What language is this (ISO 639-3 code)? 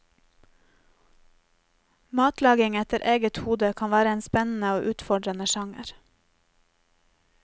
nor